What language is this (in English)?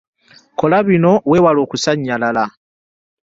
Ganda